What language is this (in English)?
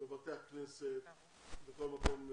Hebrew